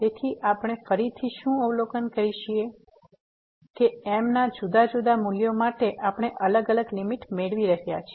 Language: Gujarati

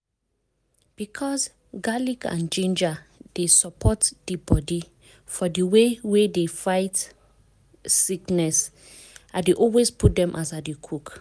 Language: Nigerian Pidgin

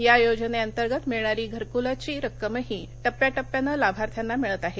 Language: Marathi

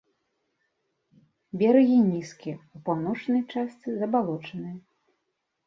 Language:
Belarusian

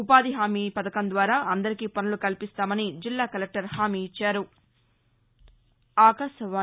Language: Telugu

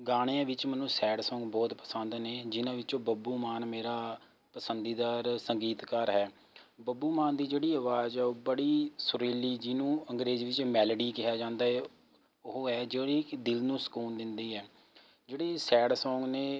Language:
Punjabi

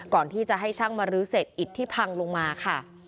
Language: Thai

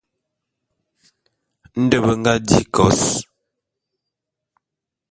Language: Bulu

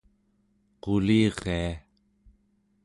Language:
Central Yupik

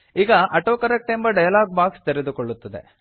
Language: Kannada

